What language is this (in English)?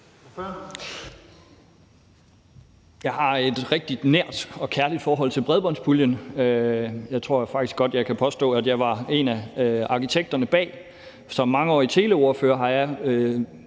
Danish